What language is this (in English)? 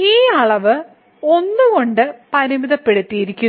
Malayalam